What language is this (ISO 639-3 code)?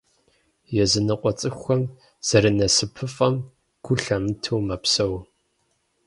kbd